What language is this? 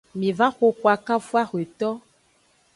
Aja (Benin)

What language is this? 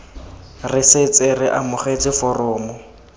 Tswana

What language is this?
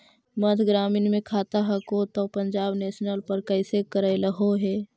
Magahi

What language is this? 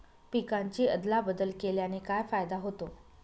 Marathi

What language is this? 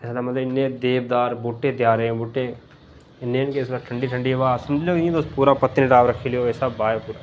Dogri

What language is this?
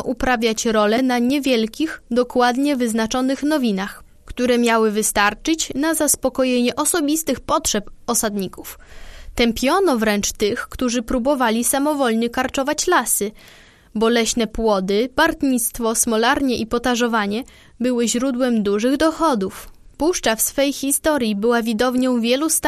Polish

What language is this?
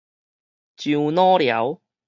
Min Nan Chinese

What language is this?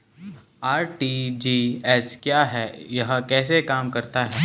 Hindi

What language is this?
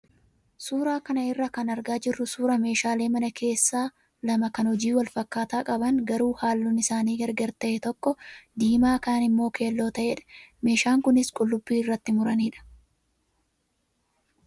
Oromo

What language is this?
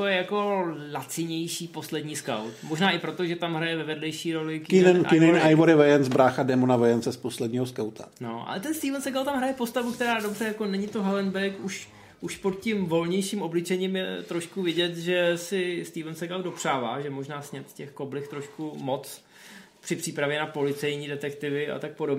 Czech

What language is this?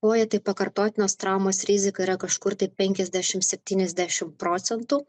Lithuanian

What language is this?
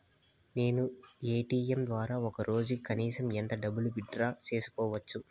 Telugu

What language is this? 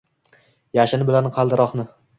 Uzbek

